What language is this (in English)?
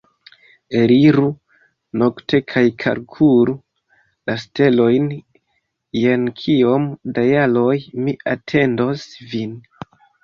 Esperanto